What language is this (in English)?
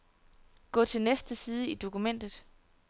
Danish